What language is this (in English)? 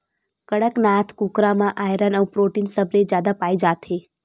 Chhattisgarhi